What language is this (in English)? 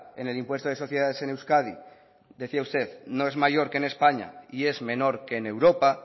Spanish